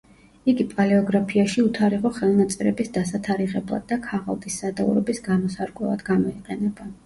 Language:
Georgian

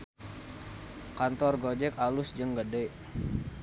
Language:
Sundanese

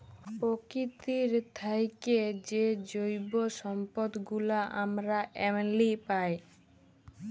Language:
Bangla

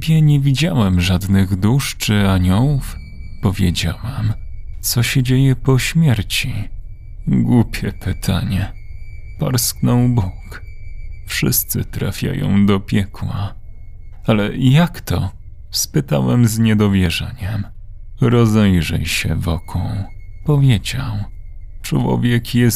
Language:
Polish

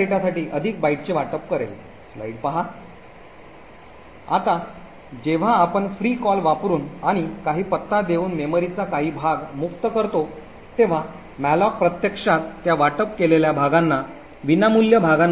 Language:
Marathi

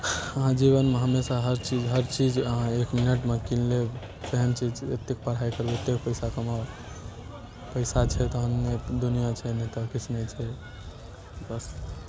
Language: Maithili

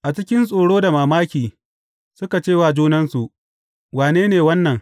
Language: Hausa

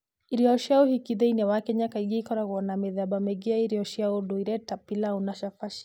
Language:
Kikuyu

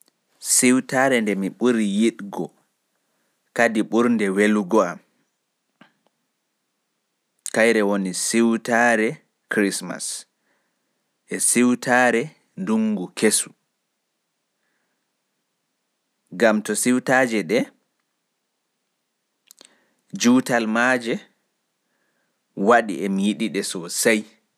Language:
Fula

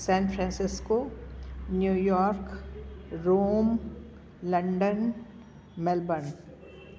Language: Sindhi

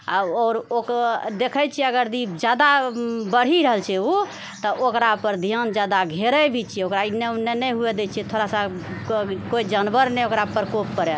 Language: Maithili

